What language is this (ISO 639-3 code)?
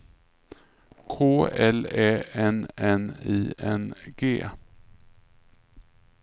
swe